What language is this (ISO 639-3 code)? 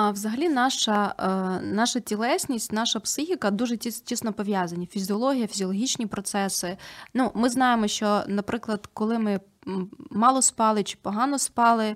ukr